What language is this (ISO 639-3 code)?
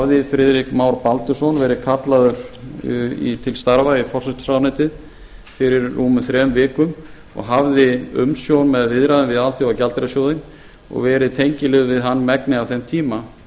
isl